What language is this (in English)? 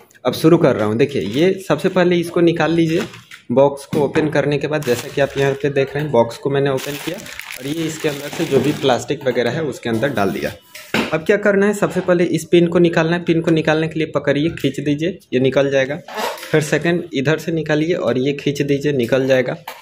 Hindi